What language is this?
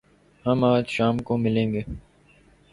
Urdu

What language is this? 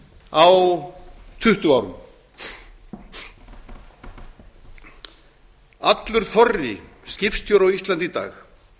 Icelandic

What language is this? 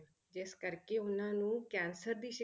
Punjabi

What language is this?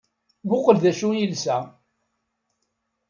Kabyle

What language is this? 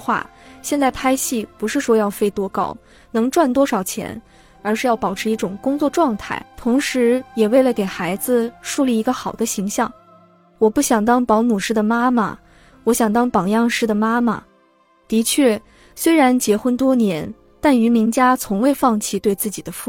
Chinese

